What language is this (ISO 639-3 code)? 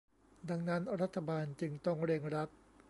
tha